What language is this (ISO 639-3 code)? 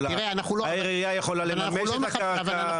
heb